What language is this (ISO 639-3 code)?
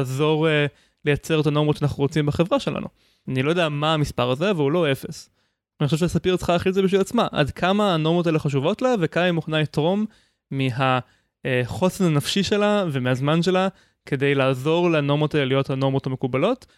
heb